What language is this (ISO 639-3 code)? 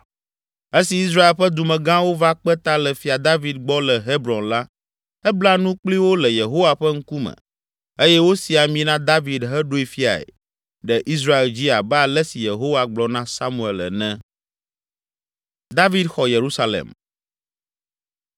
ewe